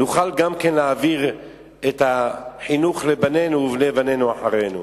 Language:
Hebrew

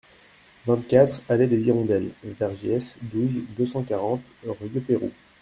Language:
French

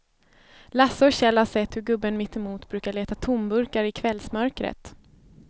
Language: Swedish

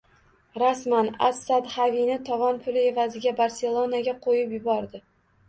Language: Uzbek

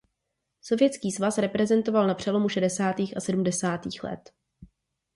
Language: Czech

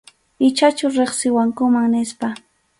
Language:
Arequipa-La Unión Quechua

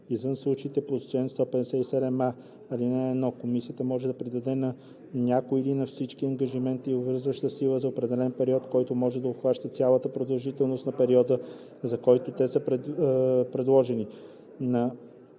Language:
Bulgarian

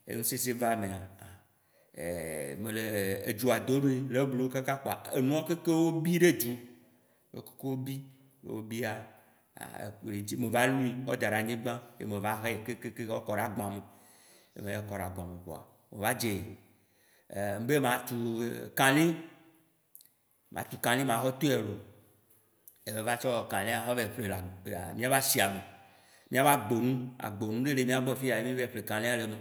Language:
Waci Gbe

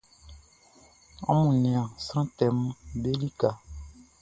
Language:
Baoulé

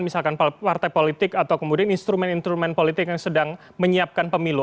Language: Indonesian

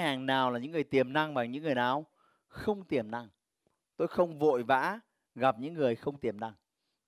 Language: Vietnamese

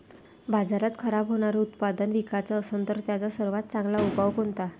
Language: Marathi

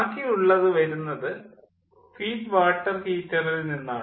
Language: Malayalam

